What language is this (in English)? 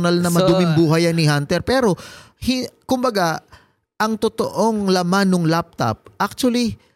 Filipino